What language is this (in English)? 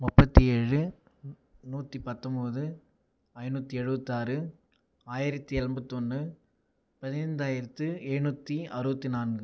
Tamil